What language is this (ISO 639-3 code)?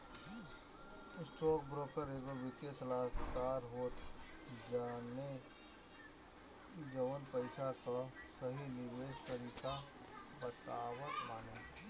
bho